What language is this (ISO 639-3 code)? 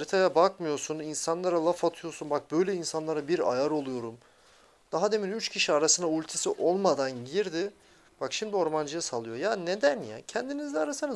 tur